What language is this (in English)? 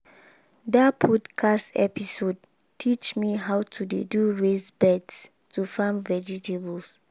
Nigerian Pidgin